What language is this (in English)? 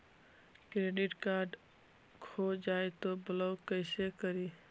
Magahi